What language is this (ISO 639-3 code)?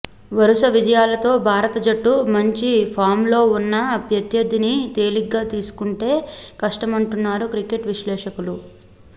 tel